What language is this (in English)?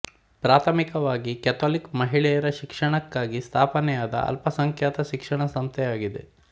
Kannada